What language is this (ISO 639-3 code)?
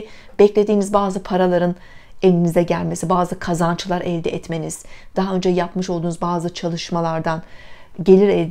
tur